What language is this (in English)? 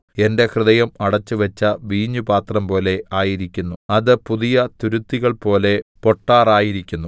Malayalam